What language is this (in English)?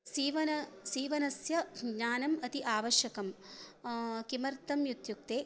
Sanskrit